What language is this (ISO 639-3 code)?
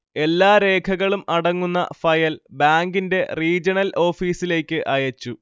mal